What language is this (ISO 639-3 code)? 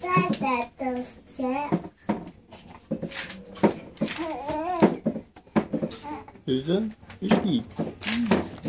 fin